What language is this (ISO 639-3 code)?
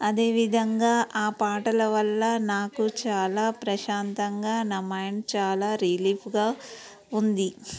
tel